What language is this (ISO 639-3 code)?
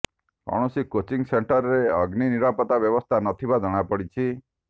ori